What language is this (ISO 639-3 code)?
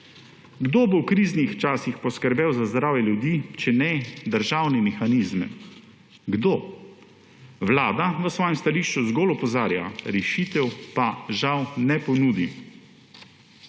slv